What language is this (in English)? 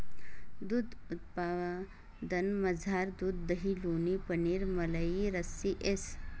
Marathi